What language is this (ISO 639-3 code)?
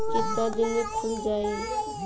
bho